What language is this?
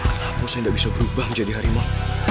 Indonesian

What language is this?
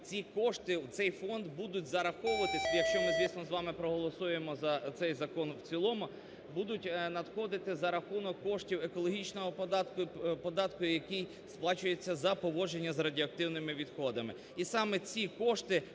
Ukrainian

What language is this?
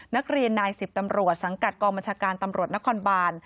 Thai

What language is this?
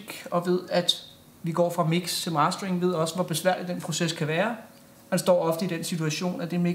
Danish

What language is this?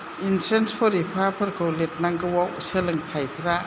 Bodo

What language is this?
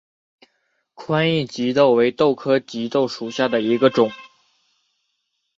Chinese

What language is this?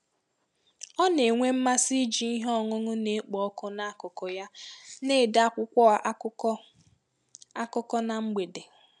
Igbo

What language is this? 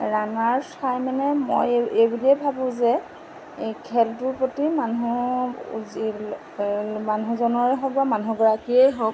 Assamese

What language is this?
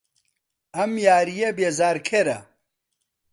Central Kurdish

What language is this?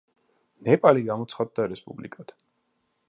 Georgian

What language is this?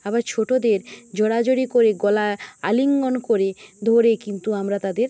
Bangla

